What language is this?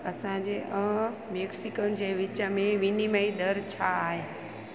Sindhi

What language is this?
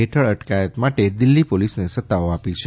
Gujarati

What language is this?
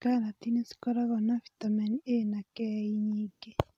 Kikuyu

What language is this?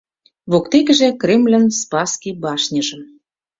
Mari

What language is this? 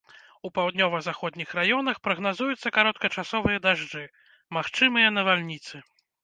Belarusian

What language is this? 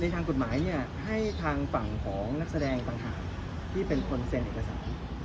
Thai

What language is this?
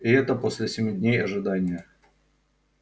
Russian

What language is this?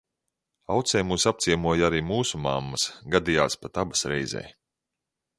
Latvian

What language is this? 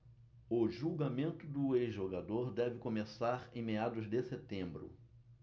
Portuguese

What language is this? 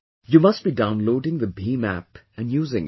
English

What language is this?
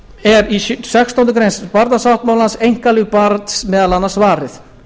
Icelandic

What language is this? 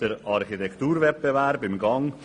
Swiss German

